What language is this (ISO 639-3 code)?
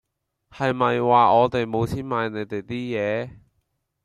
yue